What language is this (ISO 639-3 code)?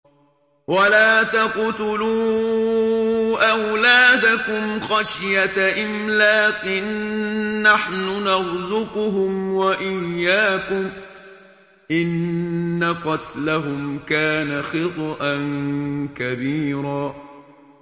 ara